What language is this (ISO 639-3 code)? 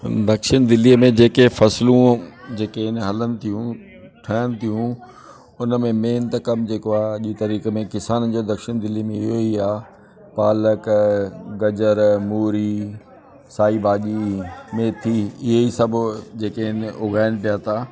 snd